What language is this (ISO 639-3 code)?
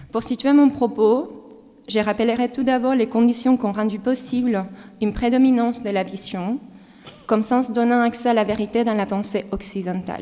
fra